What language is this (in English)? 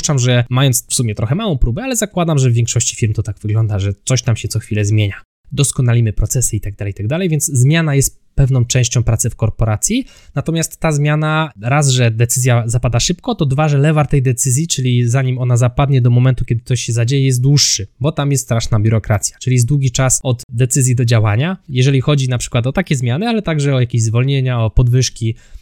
Polish